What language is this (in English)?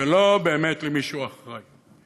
Hebrew